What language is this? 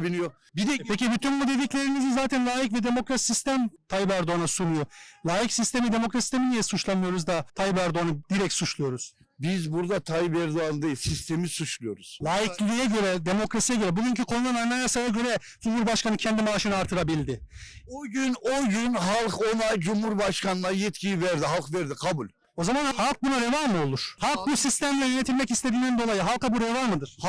Turkish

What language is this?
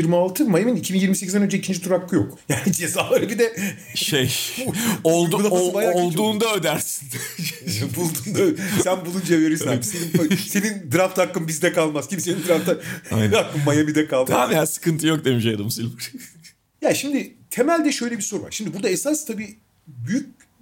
Turkish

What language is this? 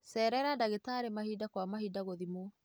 Kikuyu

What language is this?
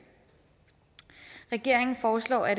Danish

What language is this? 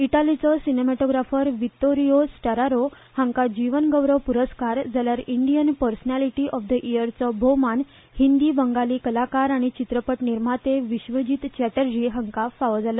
Konkani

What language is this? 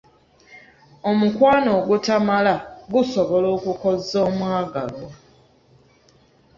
Ganda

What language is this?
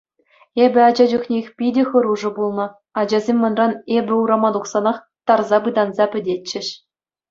Chuvash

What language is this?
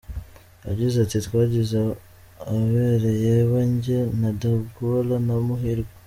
Kinyarwanda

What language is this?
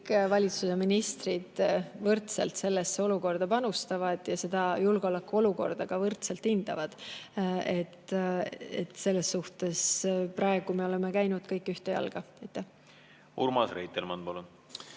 Estonian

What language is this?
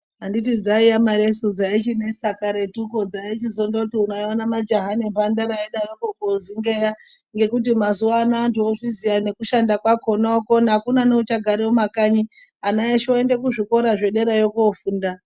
Ndau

